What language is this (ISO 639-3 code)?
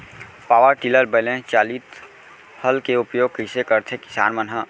hne